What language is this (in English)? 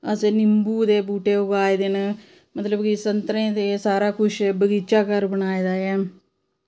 Dogri